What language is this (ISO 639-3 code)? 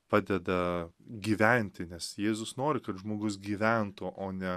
lit